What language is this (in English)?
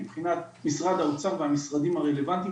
Hebrew